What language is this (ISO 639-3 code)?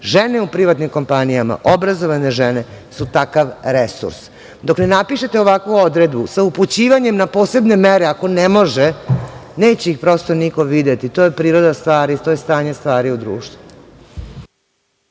srp